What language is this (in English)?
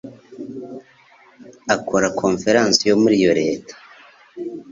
Kinyarwanda